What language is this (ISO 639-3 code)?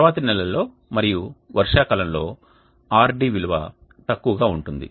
tel